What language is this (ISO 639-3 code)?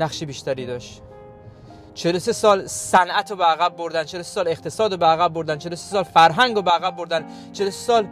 fas